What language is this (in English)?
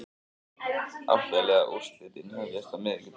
Icelandic